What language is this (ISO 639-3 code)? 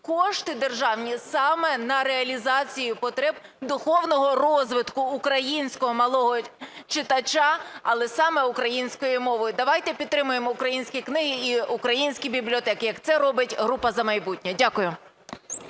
ukr